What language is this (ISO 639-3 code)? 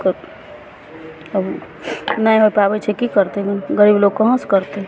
mai